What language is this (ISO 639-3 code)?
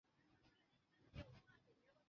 zho